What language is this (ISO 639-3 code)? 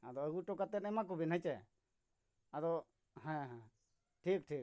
sat